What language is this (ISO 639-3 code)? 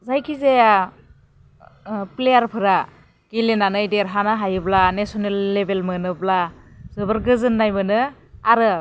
brx